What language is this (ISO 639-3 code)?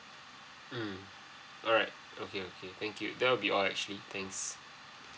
eng